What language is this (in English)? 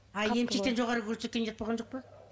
Kazakh